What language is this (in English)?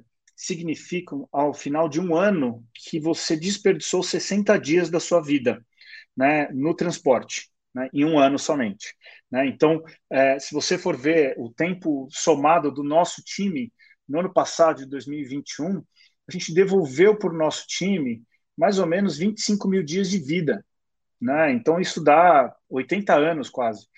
Portuguese